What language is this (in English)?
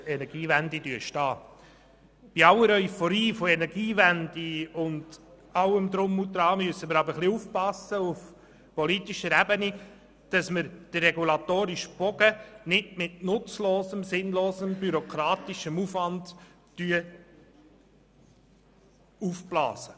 Swiss German